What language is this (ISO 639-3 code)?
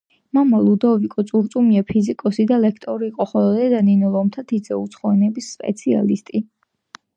kat